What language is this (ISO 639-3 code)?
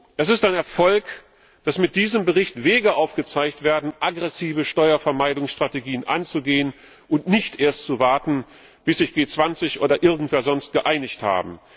deu